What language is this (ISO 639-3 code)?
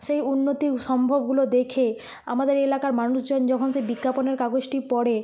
ben